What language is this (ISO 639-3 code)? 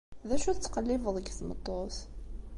kab